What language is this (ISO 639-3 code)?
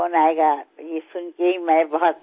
tel